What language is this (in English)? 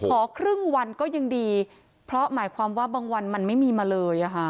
Thai